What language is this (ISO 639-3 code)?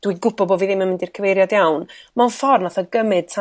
cym